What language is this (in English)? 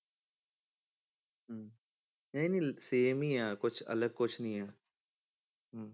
Punjabi